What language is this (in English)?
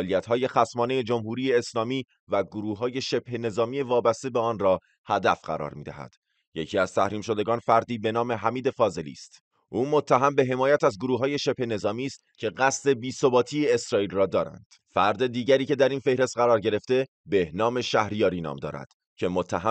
Persian